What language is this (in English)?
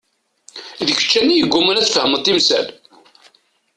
Kabyle